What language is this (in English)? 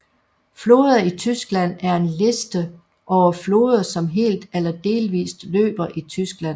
Danish